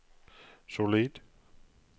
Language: Norwegian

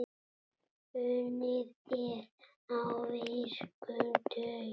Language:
Icelandic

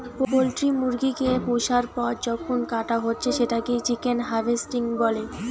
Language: Bangla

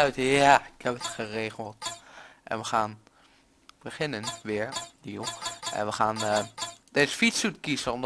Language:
Dutch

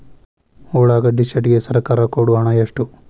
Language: Kannada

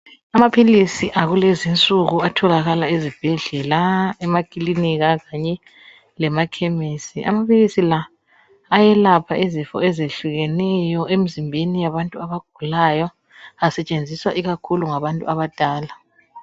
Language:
North Ndebele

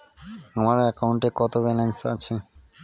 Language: Bangla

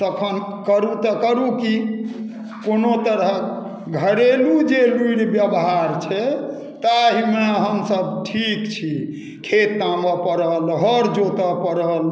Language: Maithili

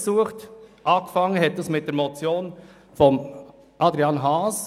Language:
Swiss German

